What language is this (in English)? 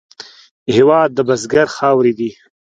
Pashto